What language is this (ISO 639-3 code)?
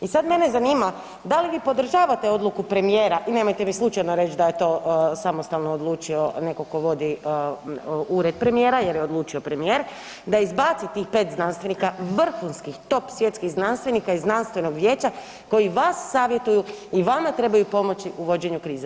hrv